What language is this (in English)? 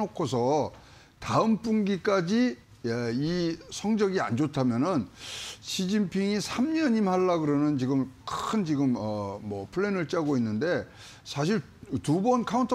Korean